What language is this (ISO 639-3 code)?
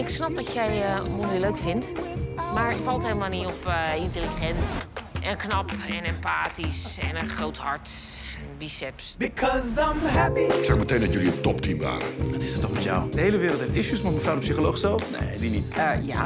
nld